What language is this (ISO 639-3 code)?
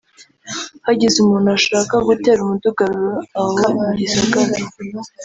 kin